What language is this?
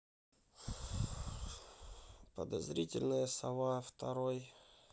Russian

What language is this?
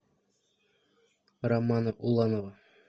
Russian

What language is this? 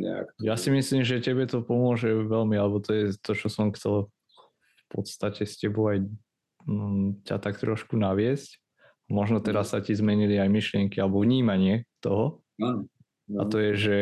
Slovak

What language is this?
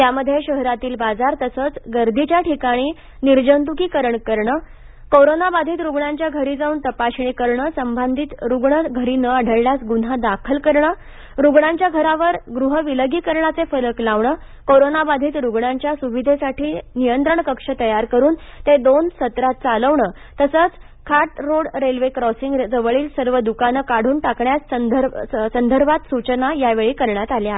Marathi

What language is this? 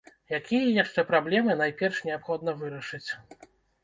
Belarusian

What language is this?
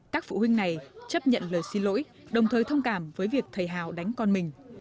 Vietnamese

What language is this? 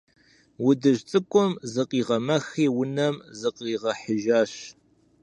Kabardian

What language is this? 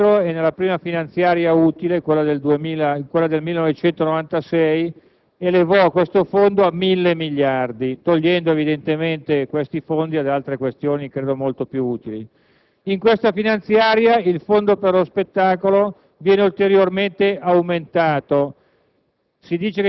Italian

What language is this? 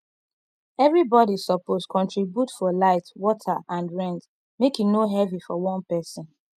Nigerian Pidgin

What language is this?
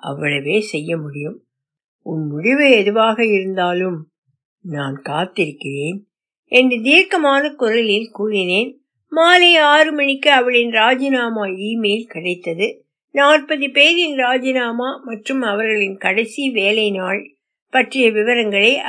Tamil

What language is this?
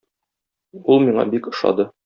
Tatar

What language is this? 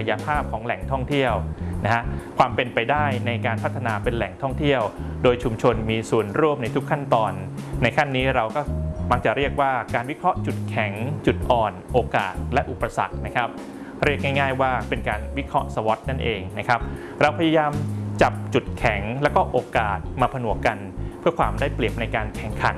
Thai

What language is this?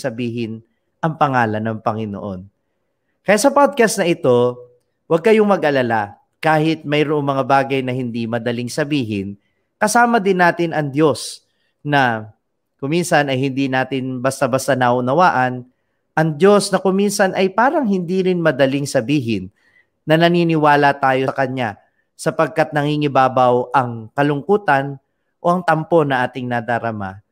Filipino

